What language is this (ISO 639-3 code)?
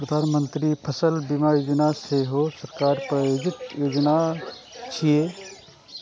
mai